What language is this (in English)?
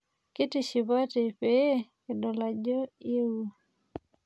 Masai